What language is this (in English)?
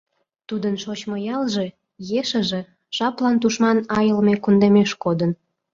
Mari